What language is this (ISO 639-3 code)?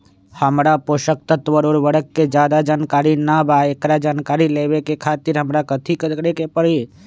mag